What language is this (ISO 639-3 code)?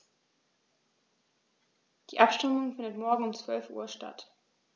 deu